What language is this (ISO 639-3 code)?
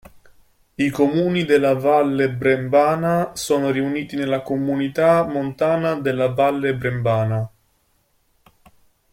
ita